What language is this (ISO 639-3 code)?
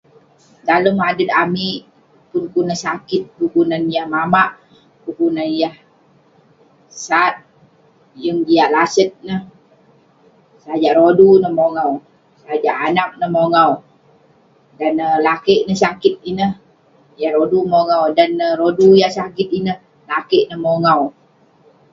pne